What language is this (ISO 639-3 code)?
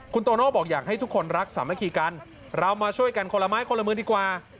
tha